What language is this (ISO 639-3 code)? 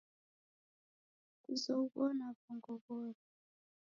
dav